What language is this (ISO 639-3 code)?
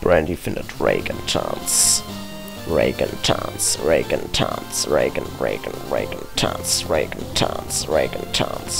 deu